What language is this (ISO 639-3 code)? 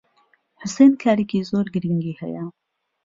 ckb